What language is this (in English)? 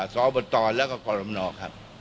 Thai